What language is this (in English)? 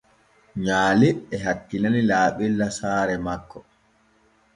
Borgu Fulfulde